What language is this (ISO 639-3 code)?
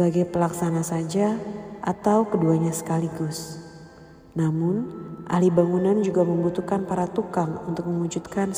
ind